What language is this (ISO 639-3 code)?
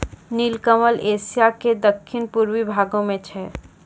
mai